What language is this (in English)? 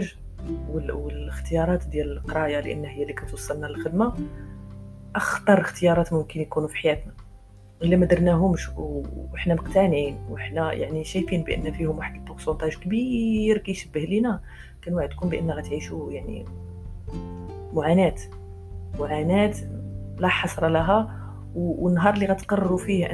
Arabic